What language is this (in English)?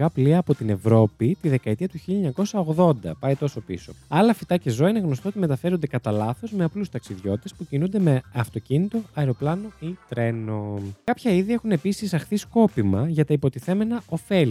Greek